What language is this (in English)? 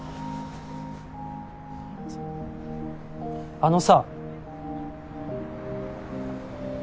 Japanese